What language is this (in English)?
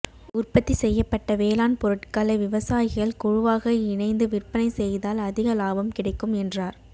Tamil